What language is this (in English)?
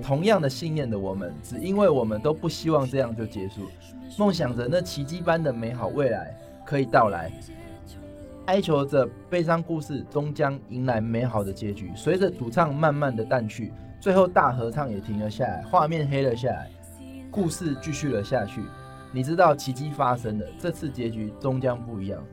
Chinese